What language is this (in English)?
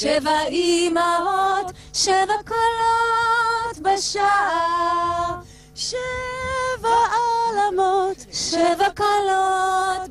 Hebrew